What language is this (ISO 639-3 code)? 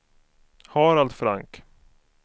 swe